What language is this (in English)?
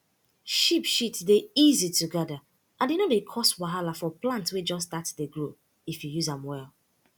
Nigerian Pidgin